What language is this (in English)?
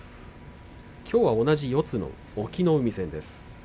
Japanese